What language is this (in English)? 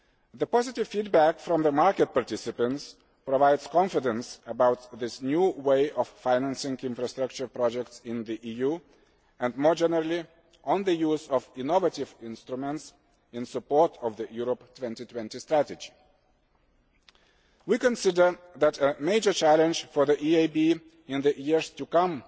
English